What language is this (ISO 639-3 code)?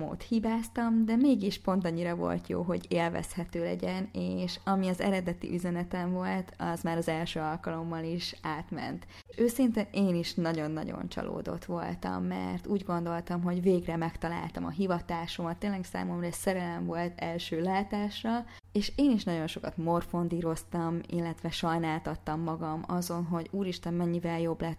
hun